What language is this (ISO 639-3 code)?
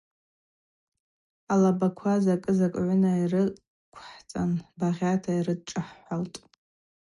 abq